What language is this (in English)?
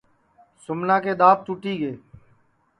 Sansi